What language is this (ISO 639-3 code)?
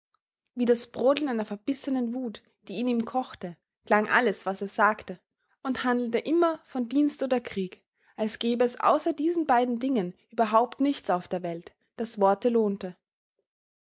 deu